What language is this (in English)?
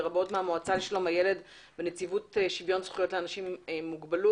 Hebrew